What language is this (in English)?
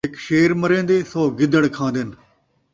Saraiki